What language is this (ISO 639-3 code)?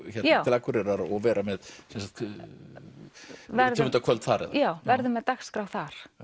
isl